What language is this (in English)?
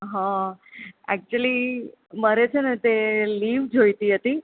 Gujarati